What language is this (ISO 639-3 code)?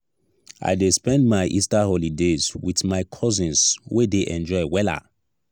pcm